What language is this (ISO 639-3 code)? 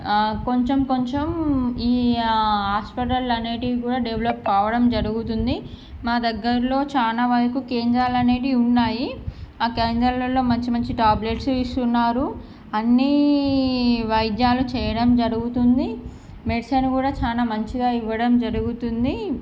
tel